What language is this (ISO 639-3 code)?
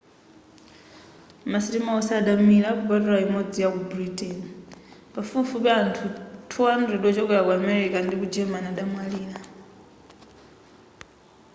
nya